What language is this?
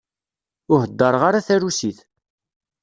Kabyle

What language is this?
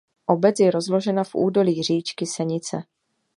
Czech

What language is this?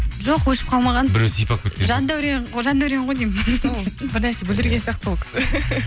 Kazakh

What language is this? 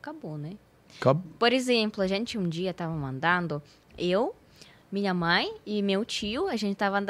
Portuguese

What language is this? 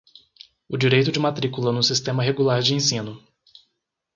Portuguese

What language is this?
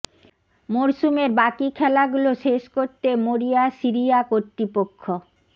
Bangla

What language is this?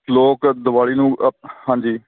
Punjabi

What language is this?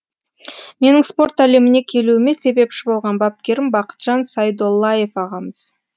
Kazakh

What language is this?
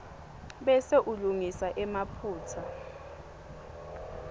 Swati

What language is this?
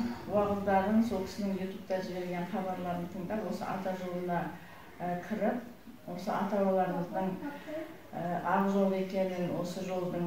Turkish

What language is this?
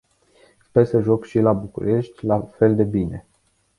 Romanian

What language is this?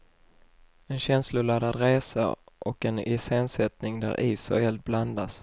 Swedish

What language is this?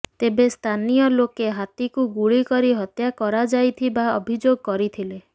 Odia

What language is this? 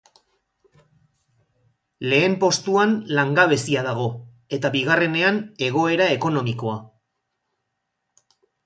Basque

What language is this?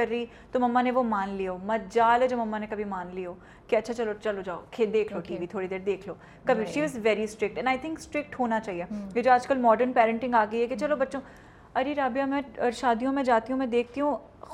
Urdu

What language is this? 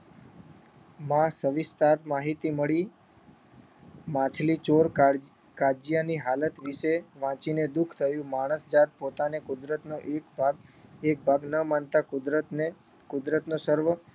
Gujarati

